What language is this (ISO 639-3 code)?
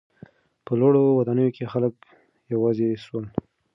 pus